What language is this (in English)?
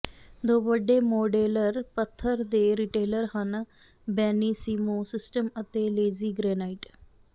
Punjabi